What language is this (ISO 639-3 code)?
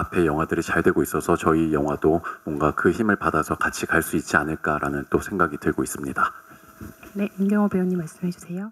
kor